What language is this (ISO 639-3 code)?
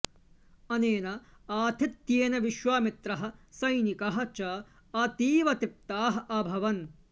san